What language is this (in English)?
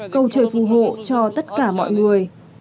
Vietnamese